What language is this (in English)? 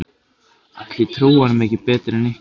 Icelandic